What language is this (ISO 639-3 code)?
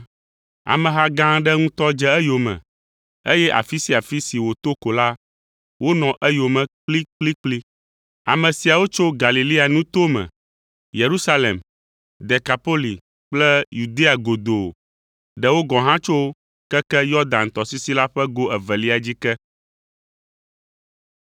ewe